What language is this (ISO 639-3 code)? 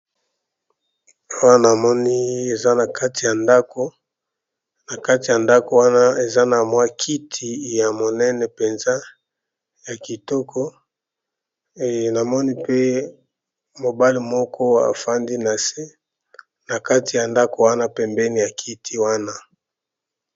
lin